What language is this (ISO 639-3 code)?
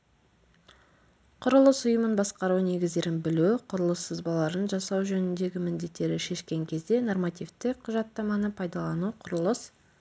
kaz